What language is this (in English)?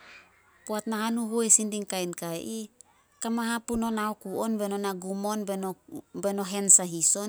Solos